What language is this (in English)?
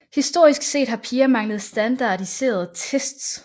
Danish